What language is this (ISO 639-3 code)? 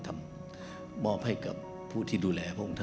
tha